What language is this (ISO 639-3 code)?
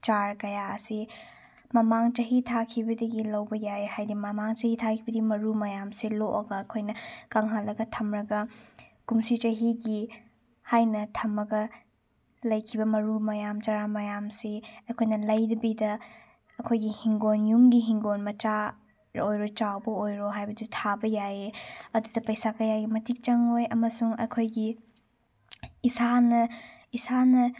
mni